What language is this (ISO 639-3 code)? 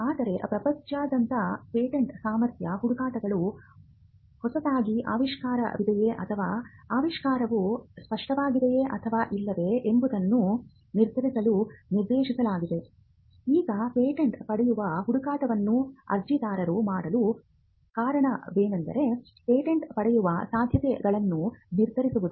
kan